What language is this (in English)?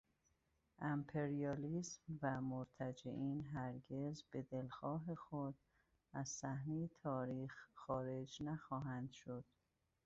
Persian